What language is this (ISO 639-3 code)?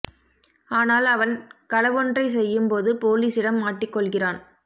tam